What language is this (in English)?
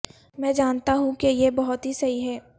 Urdu